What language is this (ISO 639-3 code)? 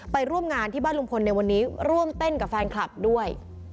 tha